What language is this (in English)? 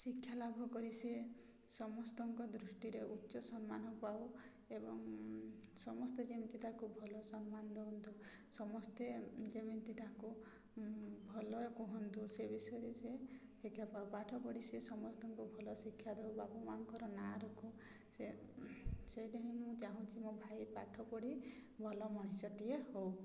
Odia